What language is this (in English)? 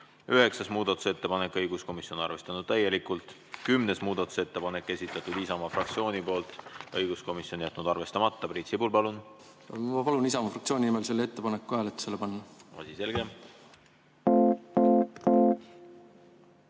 Estonian